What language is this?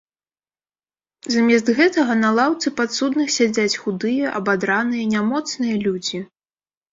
Belarusian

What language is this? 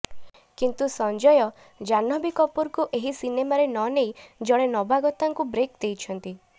Odia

